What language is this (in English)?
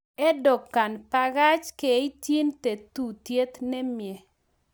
Kalenjin